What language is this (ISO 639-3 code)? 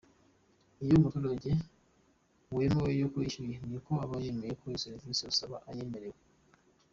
kin